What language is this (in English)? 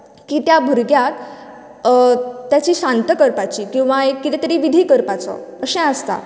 Konkani